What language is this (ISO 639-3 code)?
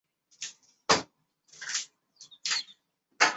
zho